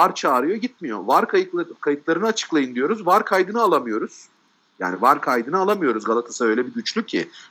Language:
Turkish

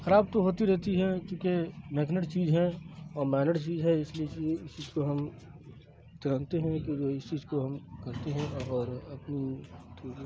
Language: Urdu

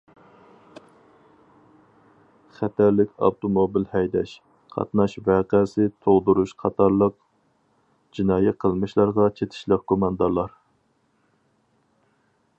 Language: Uyghur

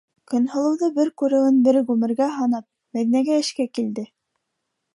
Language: Bashkir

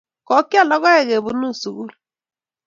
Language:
Kalenjin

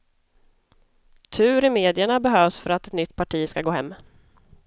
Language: Swedish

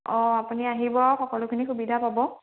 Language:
Assamese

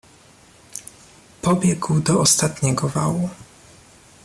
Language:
Polish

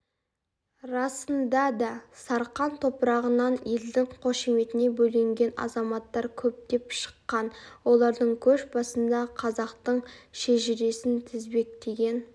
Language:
Kazakh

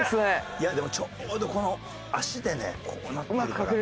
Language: Japanese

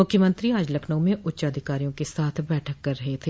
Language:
Hindi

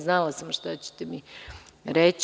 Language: Serbian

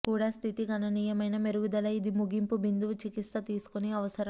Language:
Telugu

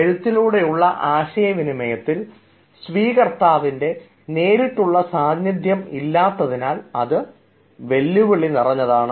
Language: Malayalam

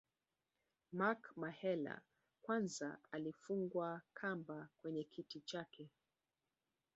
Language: Swahili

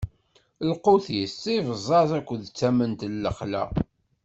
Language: Kabyle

